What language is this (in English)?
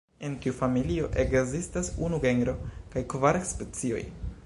Esperanto